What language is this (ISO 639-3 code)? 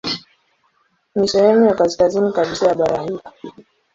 swa